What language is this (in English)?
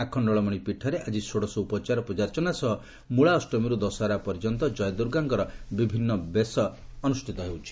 Odia